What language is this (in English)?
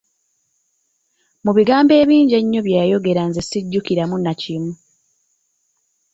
Ganda